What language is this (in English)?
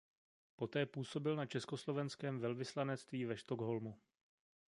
Czech